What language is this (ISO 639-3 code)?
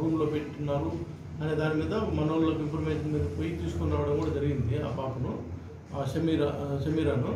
ron